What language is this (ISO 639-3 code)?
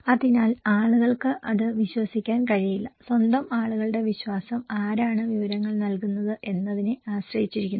mal